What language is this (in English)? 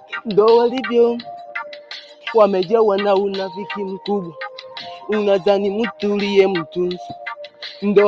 Arabic